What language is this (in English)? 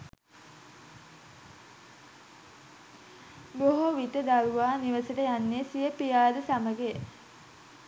Sinhala